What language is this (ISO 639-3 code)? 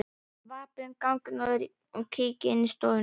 isl